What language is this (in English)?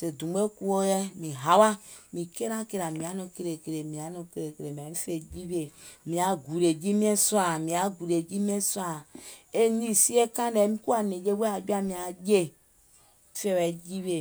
Gola